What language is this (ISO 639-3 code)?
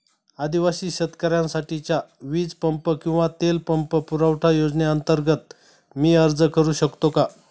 mar